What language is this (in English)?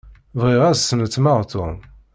Kabyle